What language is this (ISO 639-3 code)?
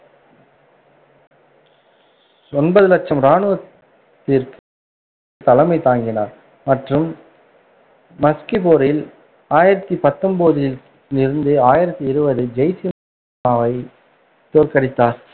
tam